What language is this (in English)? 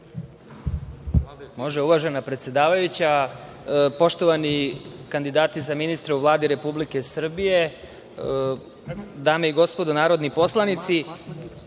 Serbian